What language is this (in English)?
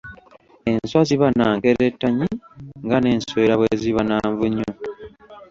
Ganda